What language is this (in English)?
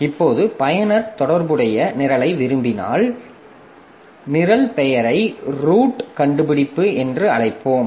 Tamil